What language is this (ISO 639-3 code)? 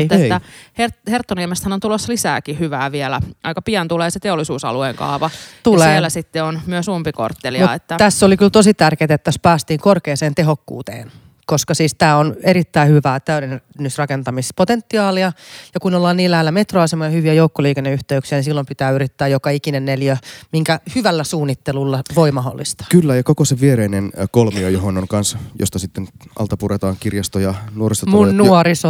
fin